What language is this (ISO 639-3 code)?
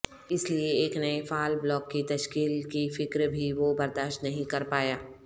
urd